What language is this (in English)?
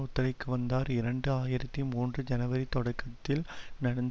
Tamil